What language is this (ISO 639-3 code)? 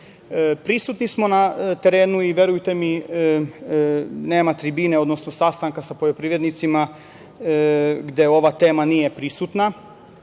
srp